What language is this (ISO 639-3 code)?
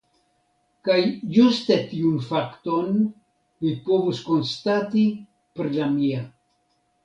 epo